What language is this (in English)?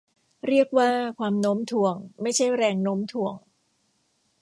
Thai